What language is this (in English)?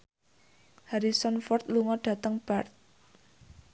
Javanese